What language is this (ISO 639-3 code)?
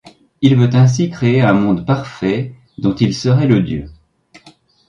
fra